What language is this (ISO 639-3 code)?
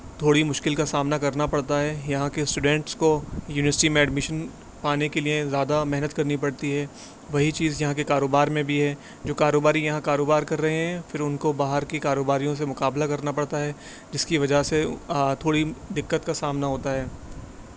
urd